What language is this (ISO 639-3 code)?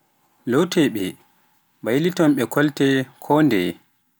fuf